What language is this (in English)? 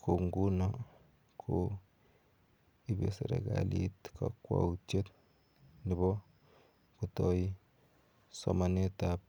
Kalenjin